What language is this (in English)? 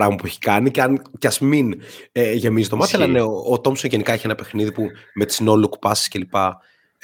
Greek